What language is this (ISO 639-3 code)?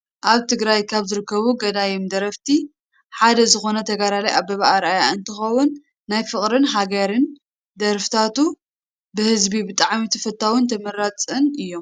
tir